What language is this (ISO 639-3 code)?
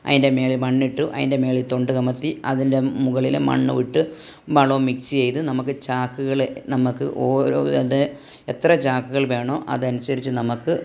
mal